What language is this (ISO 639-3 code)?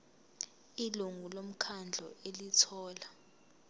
zul